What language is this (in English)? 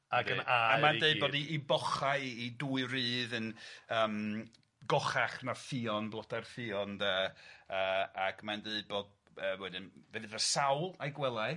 Welsh